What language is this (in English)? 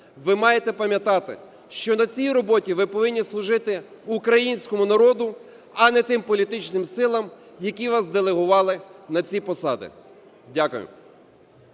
Ukrainian